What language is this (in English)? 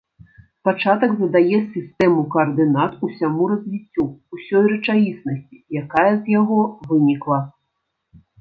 Belarusian